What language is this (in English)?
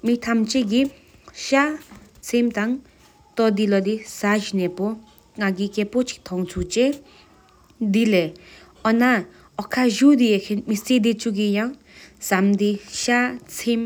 Sikkimese